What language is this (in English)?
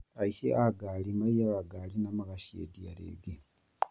Kikuyu